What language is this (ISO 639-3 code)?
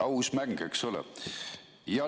est